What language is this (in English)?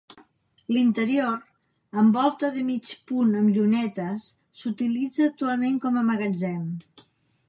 Catalan